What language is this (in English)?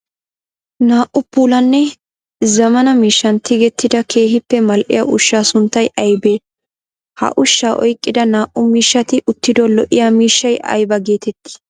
Wolaytta